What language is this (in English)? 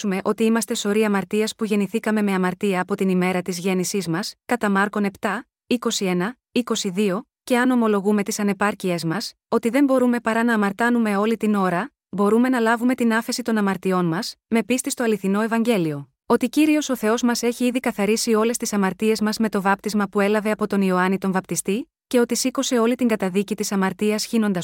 Greek